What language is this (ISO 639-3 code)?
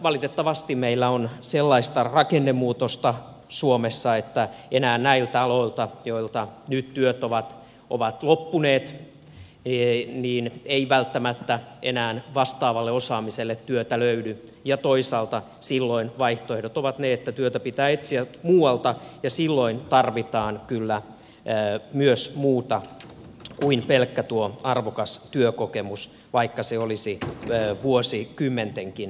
fin